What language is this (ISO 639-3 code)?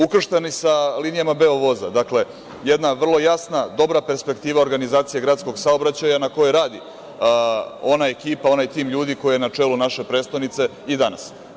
srp